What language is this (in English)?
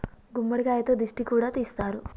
Telugu